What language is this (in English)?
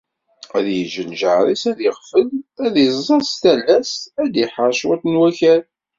Kabyle